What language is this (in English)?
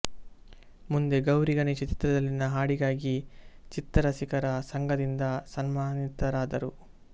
Kannada